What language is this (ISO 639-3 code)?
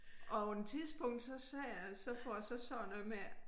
dan